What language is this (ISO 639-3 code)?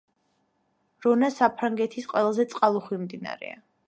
kat